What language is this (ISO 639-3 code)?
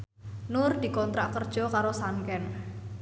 jav